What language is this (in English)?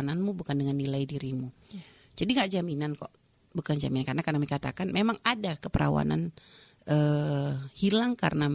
Indonesian